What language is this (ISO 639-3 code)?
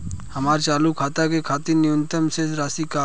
bho